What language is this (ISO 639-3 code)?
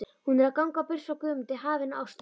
isl